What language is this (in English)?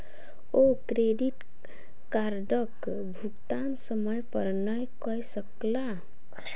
Maithili